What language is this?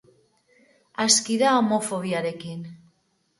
Basque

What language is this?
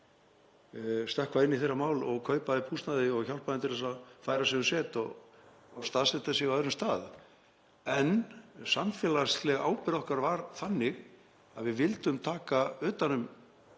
Icelandic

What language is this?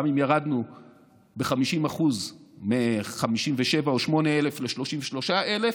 Hebrew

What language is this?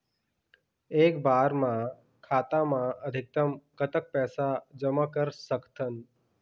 Chhattisgarhi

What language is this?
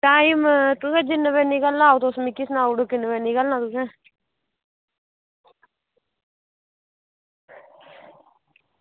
Dogri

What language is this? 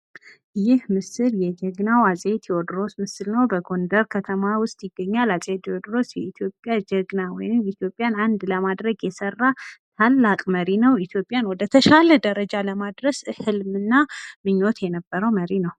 Amharic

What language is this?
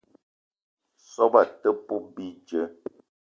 Eton (Cameroon)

